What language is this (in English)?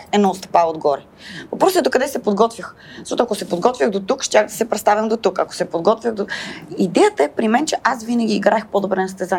Bulgarian